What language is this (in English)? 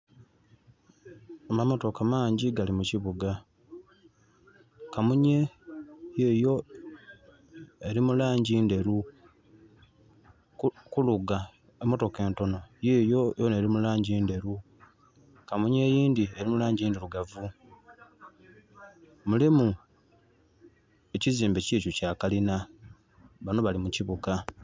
Soga